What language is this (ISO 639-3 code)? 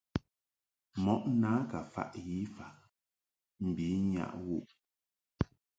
mhk